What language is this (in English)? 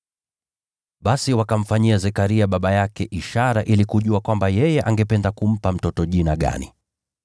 Swahili